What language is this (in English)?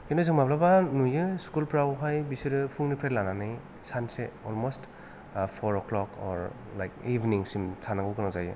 Bodo